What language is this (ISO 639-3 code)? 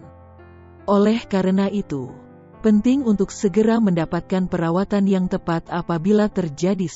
ind